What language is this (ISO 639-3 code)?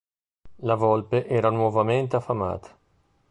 ita